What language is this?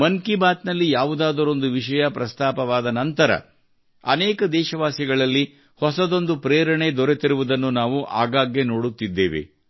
Kannada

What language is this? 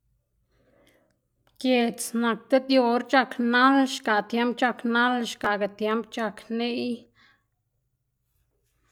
Xanaguía Zapotec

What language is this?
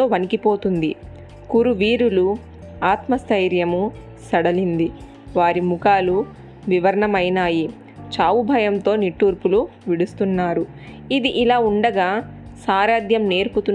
Telugu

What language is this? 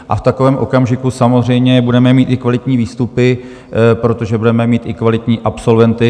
Czech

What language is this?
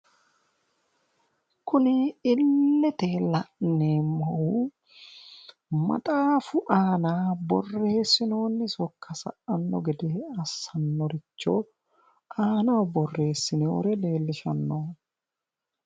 Sidamo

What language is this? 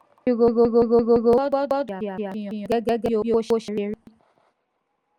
Yoruba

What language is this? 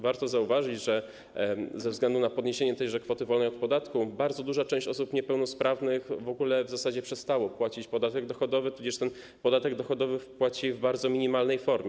Polish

